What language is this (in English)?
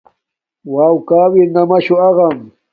Domaaki